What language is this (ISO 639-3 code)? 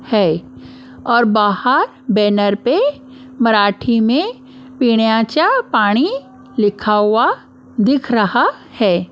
hin